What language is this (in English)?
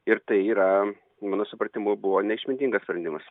Lithuanian